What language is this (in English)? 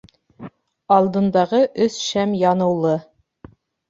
Bashkir